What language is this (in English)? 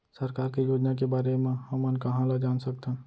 Chhattisgarhi